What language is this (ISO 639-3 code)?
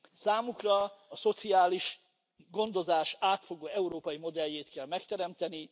hun